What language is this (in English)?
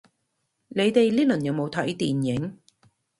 Cantonese